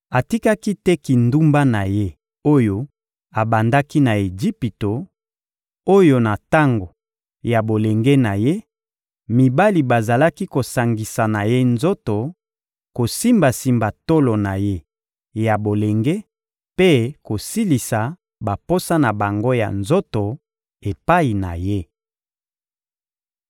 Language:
Lingala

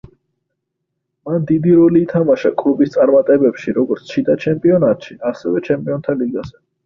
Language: Georgian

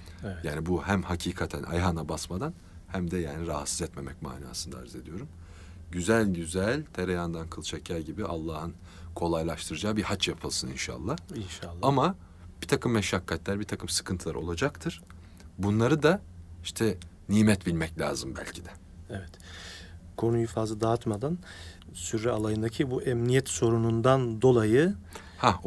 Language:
Turkish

